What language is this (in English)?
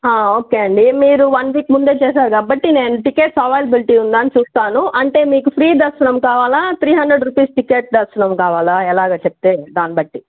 Telugu